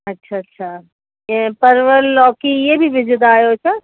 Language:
Sindhi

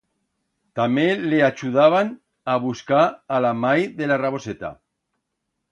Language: Aragonese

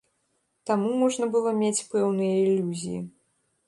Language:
Belarusian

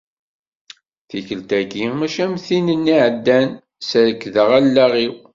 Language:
Kabyle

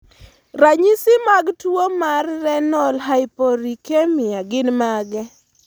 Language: Luo (Kenya and Tanzania)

